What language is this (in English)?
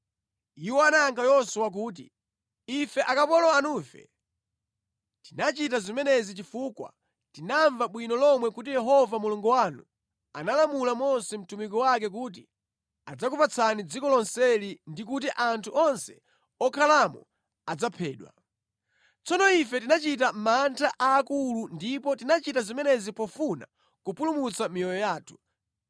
Nyanja